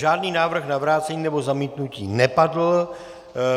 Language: Czech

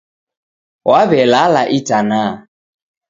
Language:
Taita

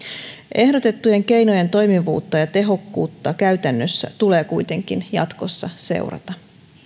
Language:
Finnish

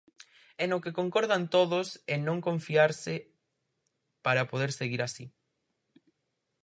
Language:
Galician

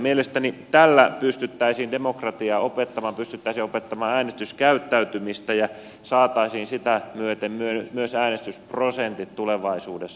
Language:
Finnish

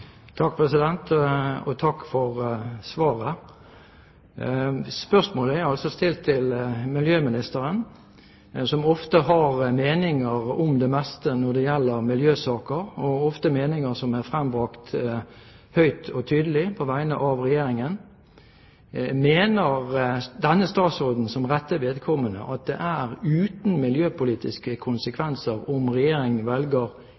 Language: Norwegian Bokmål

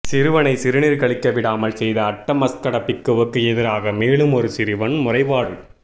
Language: Tamil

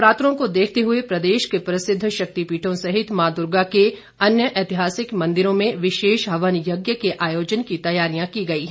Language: Hindi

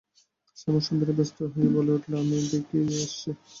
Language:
Bangla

